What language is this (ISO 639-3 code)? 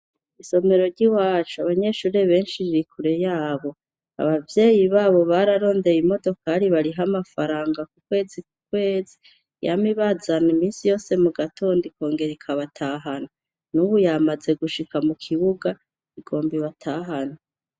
run